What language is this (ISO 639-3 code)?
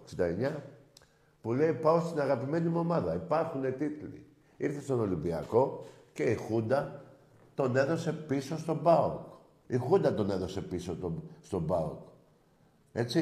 ell